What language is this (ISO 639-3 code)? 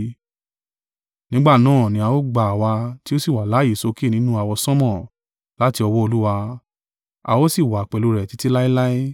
yor